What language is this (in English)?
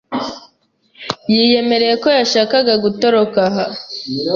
Kinyarwanda